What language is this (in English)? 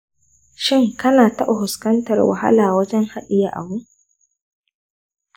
Hausa